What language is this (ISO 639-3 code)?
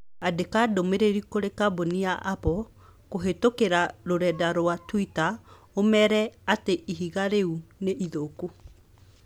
kik